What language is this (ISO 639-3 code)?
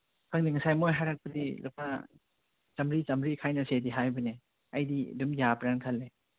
mni